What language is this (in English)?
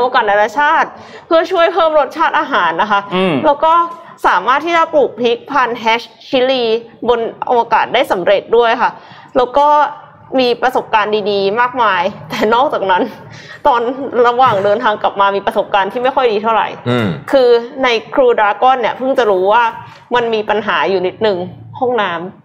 Thai